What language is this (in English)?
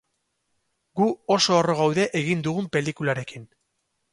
Basque